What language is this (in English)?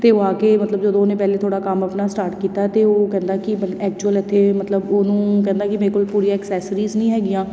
Punjabi